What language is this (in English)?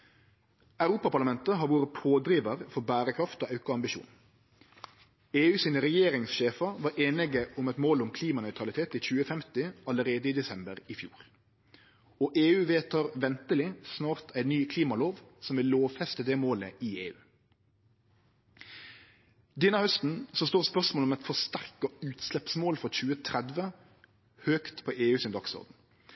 Norwegian Nynorsk